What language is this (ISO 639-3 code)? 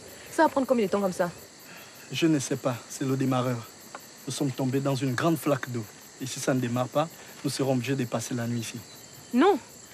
fra